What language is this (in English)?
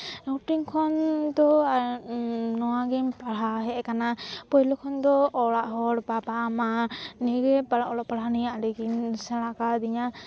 Santali